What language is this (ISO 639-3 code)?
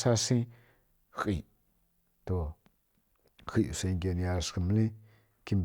fkk